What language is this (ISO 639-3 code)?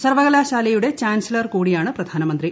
mal